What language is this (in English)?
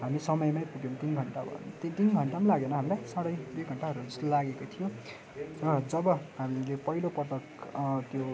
Nepali